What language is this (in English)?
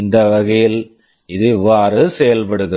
Tamil